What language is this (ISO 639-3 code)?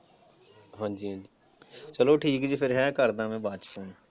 pan